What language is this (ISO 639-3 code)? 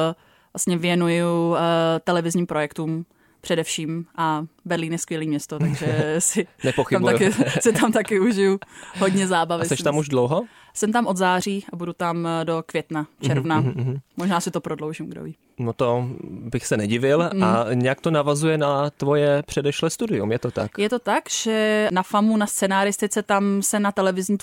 ces